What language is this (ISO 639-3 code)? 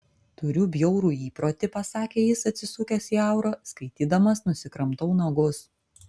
lit